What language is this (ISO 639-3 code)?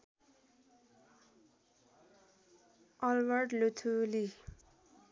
nep